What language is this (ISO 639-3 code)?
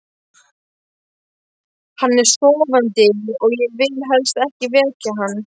isl